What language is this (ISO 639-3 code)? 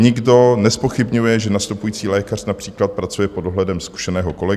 ces